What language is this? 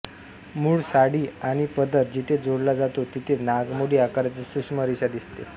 Marathi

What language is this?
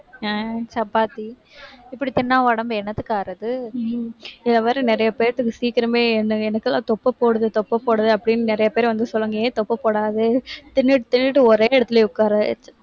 Tamil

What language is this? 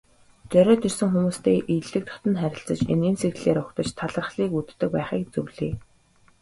Mongolian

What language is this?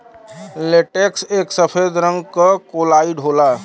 Bhojpuri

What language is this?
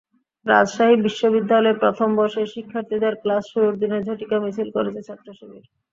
Bangla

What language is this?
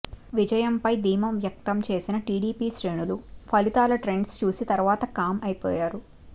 Telugu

